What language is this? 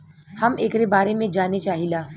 Bhojpuri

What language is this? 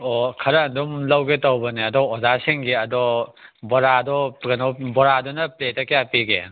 Manipuri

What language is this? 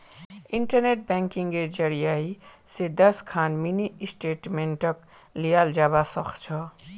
Magahi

